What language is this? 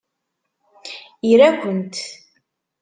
Kabyle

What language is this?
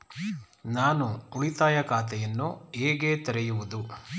Kannada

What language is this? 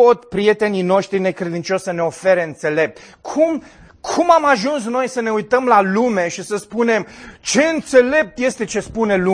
Romanian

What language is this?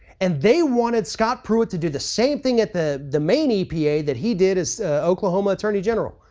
English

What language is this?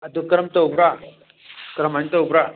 Manipuri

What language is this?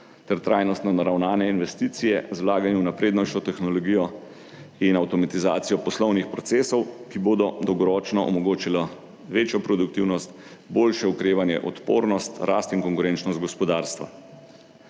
Slovenian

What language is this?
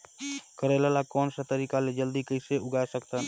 Chhattisgarhi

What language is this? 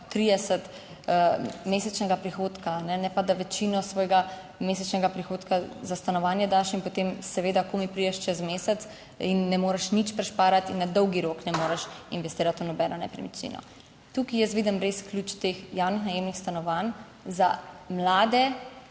Slovenian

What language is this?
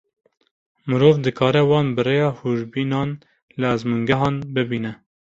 Kurdish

